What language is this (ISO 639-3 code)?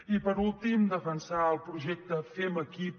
cat